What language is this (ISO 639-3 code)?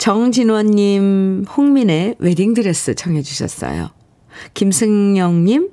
kor